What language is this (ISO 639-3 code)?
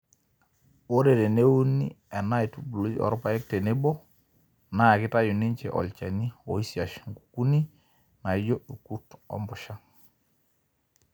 mas